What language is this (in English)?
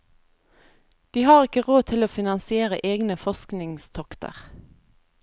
Norwegian